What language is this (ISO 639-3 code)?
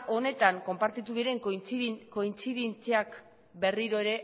eus